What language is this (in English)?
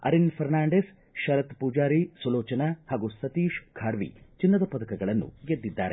Kannada